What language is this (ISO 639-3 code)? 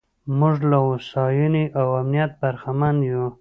pus